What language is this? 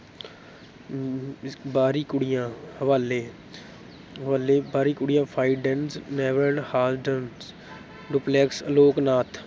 Punjabi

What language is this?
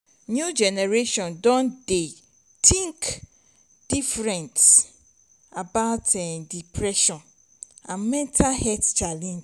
Nigerian Pidgin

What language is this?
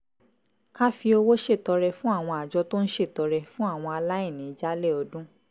Yoruba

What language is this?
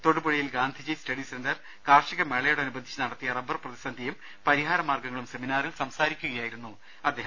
Malayalam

